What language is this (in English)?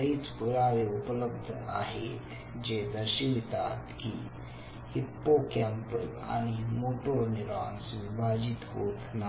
Marathi